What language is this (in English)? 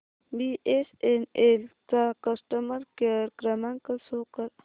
Marathi